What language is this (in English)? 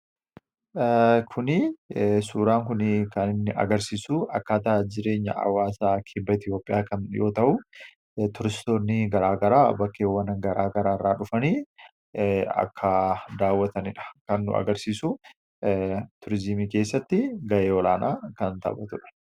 Oromo